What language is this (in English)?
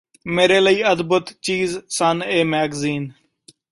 Punjabi